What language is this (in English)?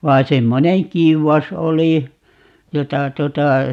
Finnish